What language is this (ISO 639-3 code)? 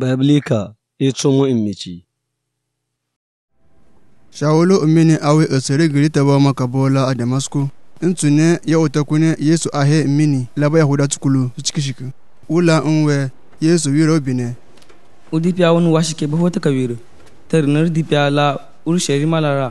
ara